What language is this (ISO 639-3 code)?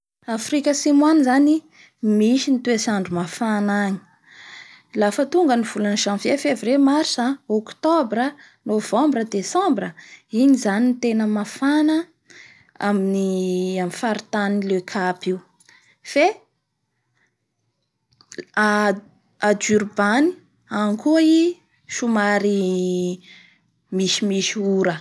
bhr